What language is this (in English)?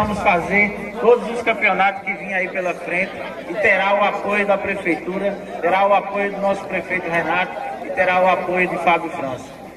Portuguese